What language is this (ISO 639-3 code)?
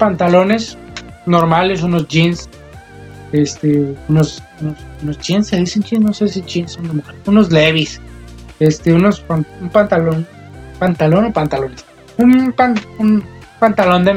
spa